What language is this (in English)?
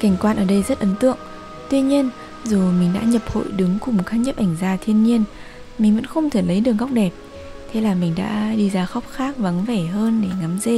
Vietnamese